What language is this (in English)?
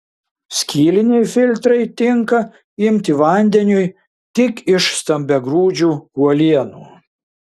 Lithuanian